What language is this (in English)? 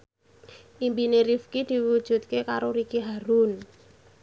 Javanese